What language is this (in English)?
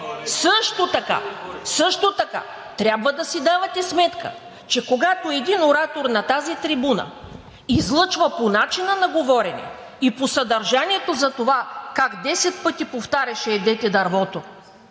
Bulgarian